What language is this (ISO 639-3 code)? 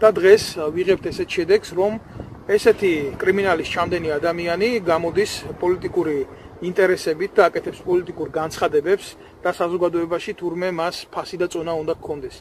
ron